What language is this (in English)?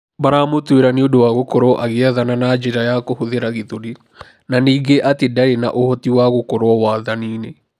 Kikuyu